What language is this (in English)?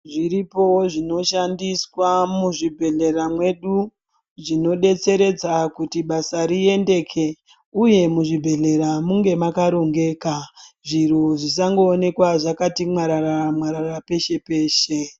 Ndau